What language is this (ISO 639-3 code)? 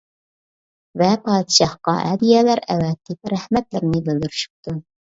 uig